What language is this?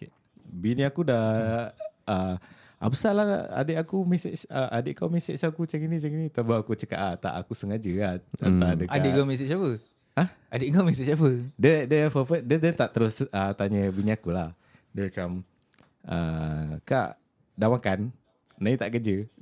Malay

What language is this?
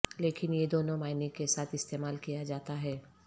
Urdu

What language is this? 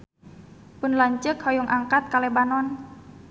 Sundanese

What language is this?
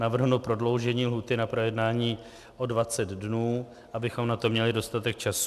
Czech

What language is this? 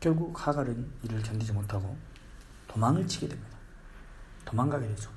Korean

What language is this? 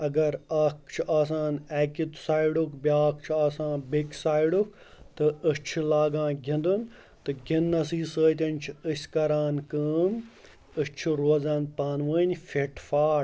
Kashmiri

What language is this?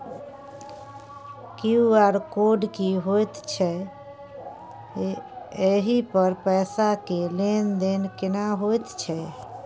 Maithili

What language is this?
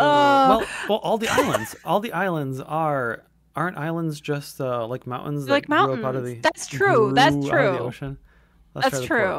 English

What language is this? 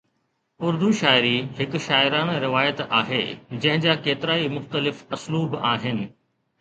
Sindhi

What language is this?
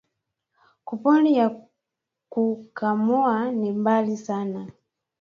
Swahili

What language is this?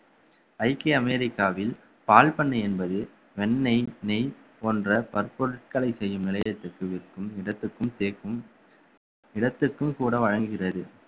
Tamil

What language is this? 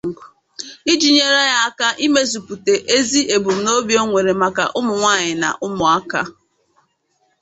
Igbo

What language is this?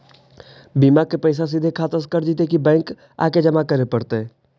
Magahi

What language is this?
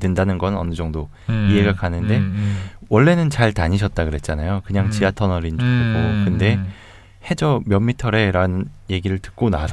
Korean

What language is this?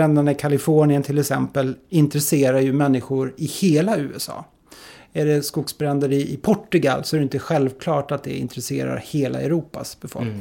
Swedish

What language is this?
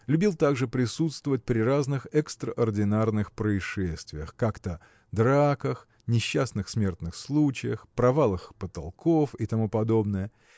Russian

